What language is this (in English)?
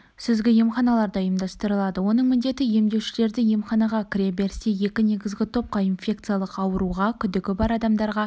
Kazakh